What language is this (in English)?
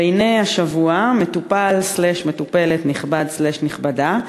Hebrew